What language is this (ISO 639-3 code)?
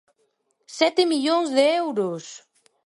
glg